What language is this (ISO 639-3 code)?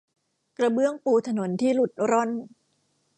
tha